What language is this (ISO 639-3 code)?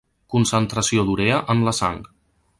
cat